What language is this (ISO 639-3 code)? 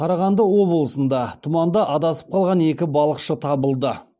kaz